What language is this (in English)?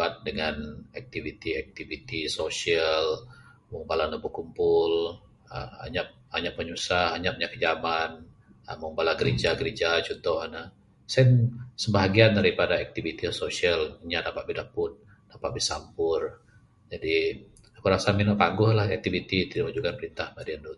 Bukar-Sadung Bidayuh